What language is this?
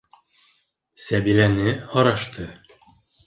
Bashkir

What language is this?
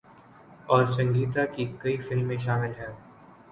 Urdu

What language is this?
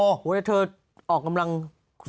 Thai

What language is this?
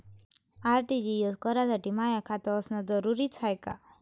Marathi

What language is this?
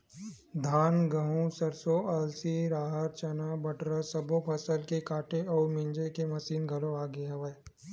Chhattisgarhi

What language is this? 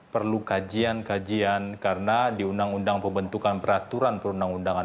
Indonesian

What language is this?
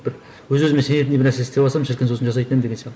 Kazakh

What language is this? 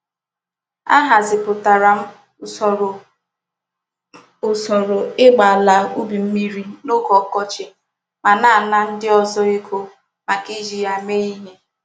Igbo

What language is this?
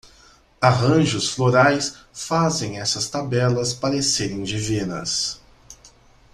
Portuguese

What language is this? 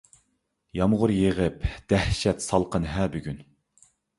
Uyghur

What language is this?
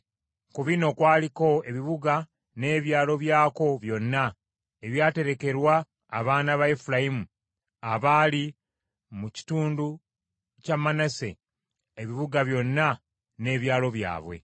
Ganda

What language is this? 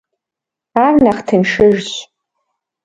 Kabardian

